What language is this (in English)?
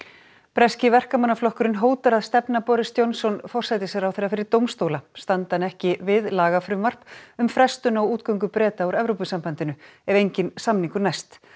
Icelandic